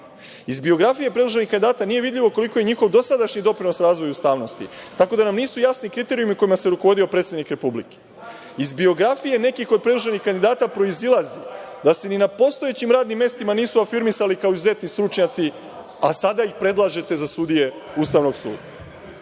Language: Serbian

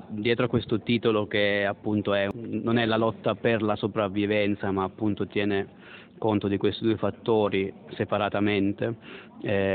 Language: Italian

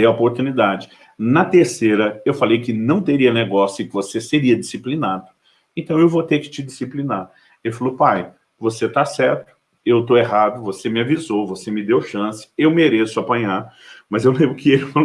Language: Portuguese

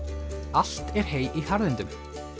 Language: Icelandic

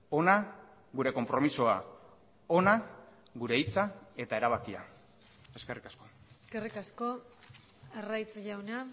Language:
Basque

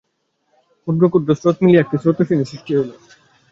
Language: Bangla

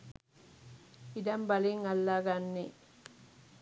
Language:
Sinhala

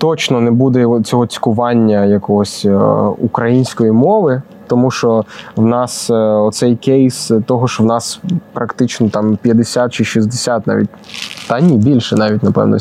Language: Ukrainian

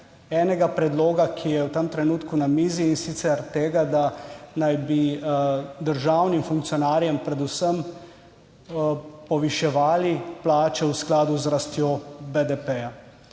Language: Slovenian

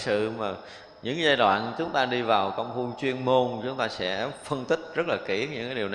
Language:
Vietnamese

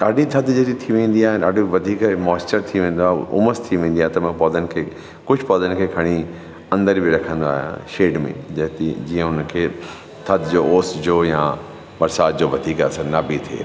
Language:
Sindhi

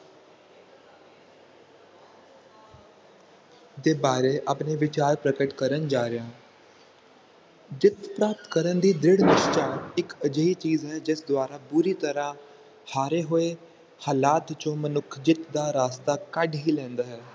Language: Punjabi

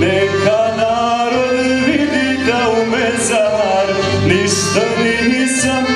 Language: Romanian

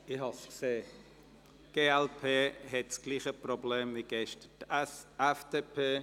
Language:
Swiss German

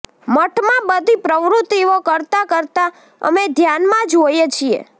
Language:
Gujarati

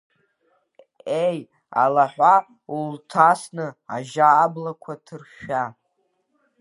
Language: Abkhazian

